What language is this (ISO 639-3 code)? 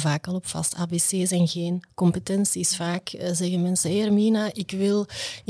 nld